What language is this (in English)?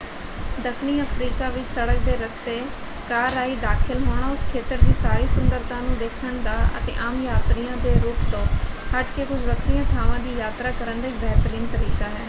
Punjabi